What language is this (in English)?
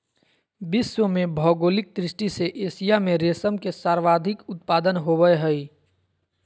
Magahi